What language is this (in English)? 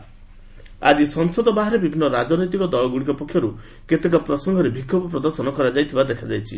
Odia